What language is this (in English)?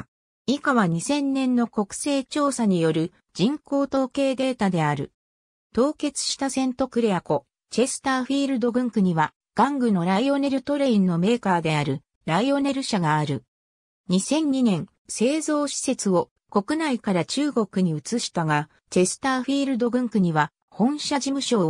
Japanese